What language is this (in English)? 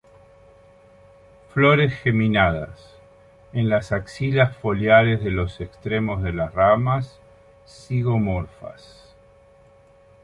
Spanish